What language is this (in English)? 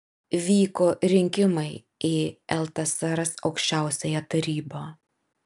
Lithuanian